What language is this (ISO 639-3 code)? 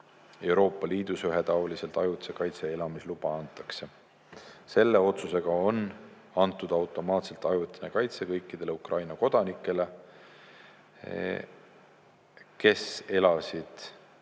est